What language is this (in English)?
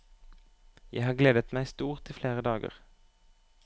Norwegian